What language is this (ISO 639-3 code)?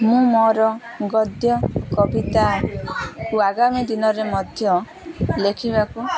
ori